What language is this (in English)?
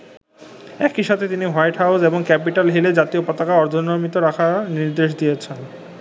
Bangla